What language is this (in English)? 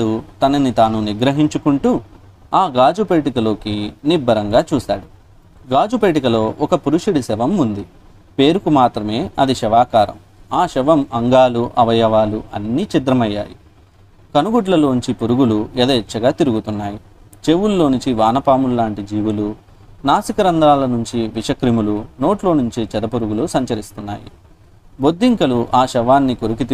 Telugu